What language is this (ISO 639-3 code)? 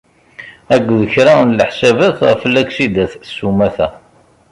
kab